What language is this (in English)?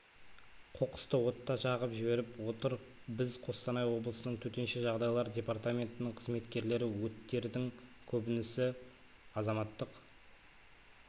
Kazakh